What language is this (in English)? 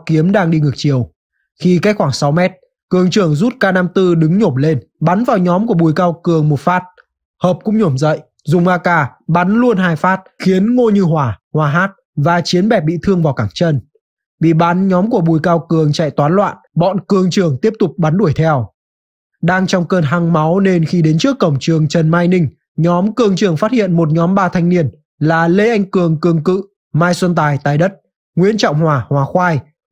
Vietnamese